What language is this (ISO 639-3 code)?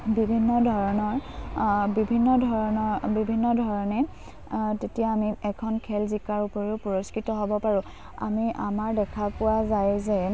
asm